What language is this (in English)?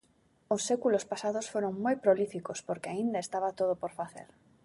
Galician